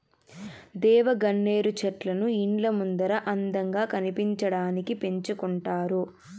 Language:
Telugu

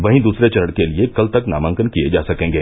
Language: Hindi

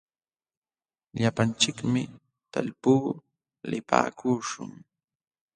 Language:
Jauja Wanca Quechua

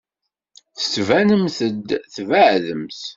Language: Kabyle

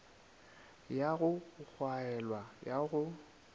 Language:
Northern Sotho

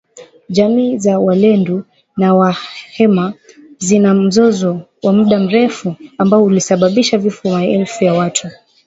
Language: Swahili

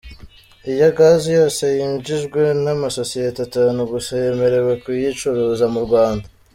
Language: Kinyarwanda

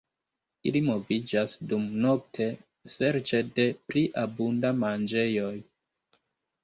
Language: Esperanto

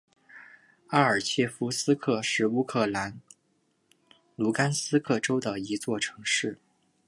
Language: Chinese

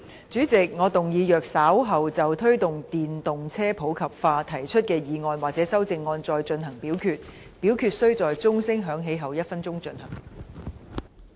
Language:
Cantonese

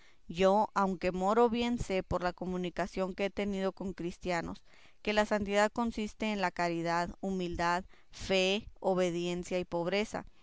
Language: Spanish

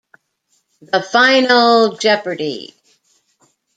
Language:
English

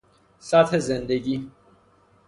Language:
Persian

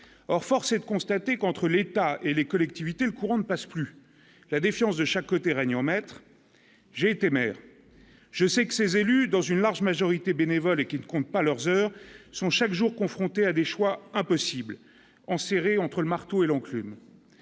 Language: French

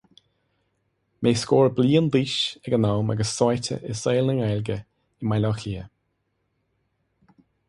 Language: Irish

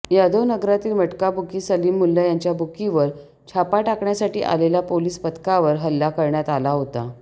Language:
Marathi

